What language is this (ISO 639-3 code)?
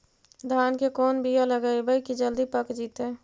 mag